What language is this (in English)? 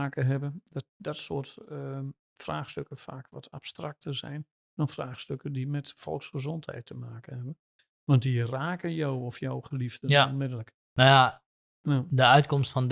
Dutch